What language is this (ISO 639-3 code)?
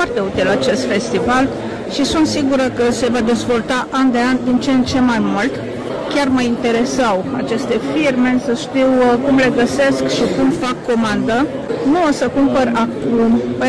ron